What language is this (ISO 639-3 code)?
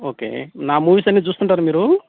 tel